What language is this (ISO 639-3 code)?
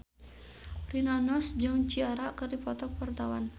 sun